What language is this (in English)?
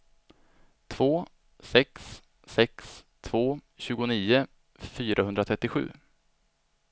Swedish